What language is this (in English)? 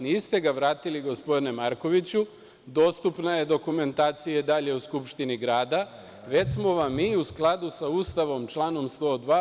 Serbian